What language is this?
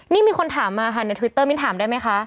Thai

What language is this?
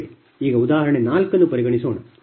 Kannada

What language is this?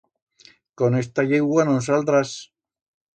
Aragonese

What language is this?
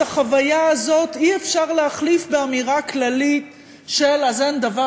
Hebrew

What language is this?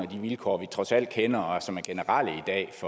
Danish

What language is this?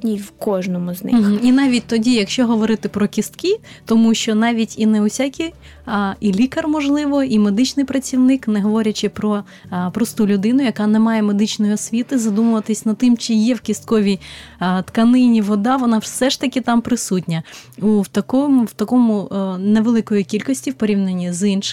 Ukrainian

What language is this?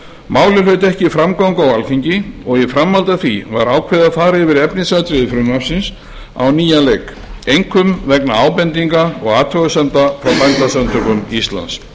Icelandic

